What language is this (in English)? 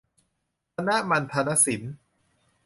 Thai